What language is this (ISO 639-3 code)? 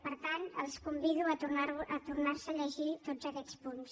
cat